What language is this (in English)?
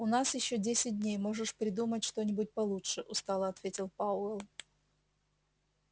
Russian